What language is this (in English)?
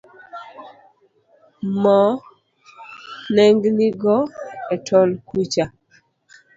Luo (Kenya and Tanzania)